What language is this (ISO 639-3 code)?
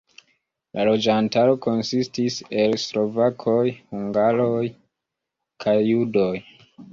epo